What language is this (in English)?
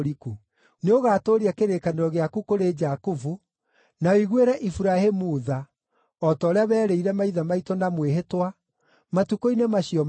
Kikuyu